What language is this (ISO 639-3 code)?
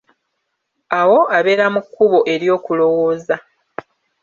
lug